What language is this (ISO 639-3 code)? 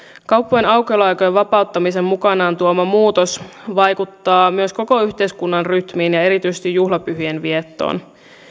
fin